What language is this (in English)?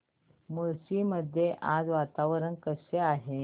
Marathi